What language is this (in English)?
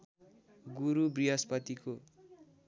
Nepali